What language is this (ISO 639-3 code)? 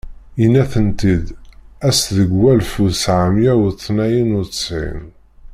kab